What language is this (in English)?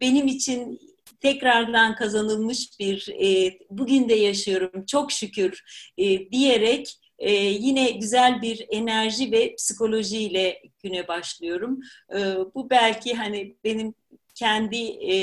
Turkish